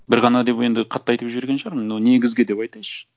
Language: Kazakh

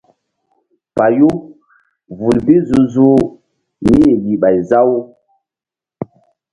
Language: Mbum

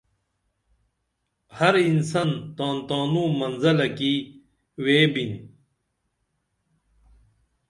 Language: Dameli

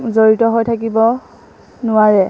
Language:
Assamese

